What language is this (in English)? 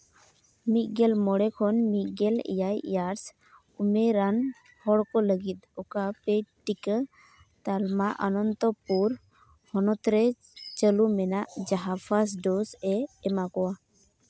Santali